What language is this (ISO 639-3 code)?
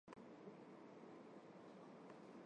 hye